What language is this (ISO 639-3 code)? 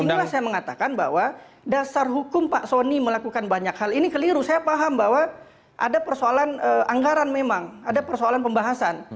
ind